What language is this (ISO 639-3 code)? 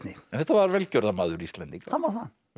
isl